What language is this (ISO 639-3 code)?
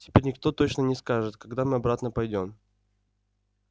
rus